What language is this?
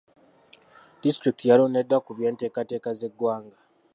Ganda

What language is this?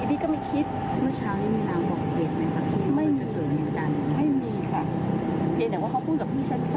Thai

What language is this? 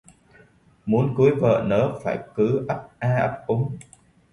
Vietnamese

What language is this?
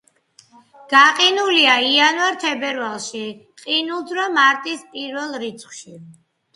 Georgian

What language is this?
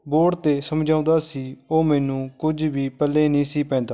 Punjabi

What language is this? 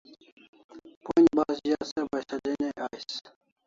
Kalasha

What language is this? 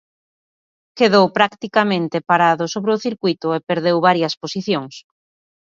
Galician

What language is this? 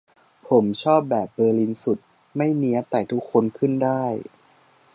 Thai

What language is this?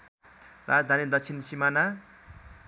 Nepali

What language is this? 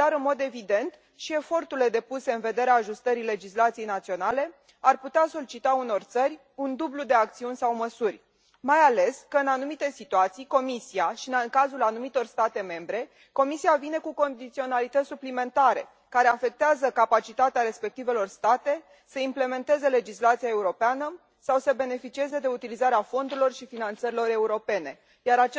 Romanian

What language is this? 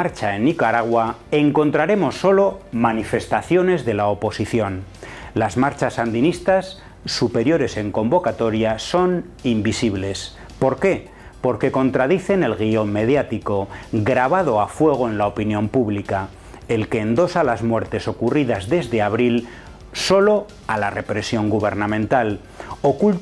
Spanish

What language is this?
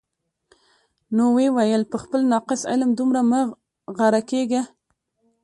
Pashto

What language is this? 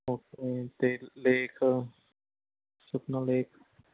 Punjabi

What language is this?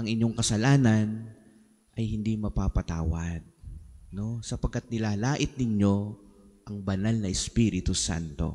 Filipino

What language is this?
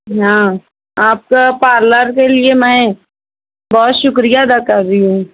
Urdu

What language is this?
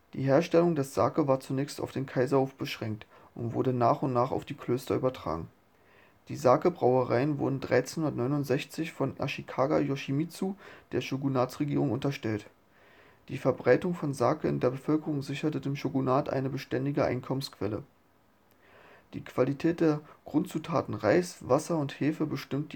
German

